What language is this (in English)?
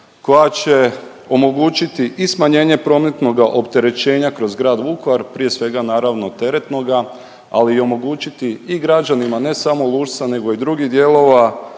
Croatian